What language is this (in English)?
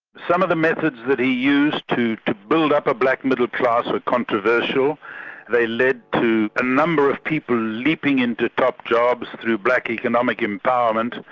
English